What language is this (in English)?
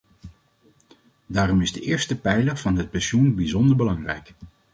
Dutch